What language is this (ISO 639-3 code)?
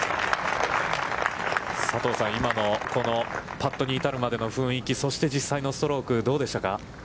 jpn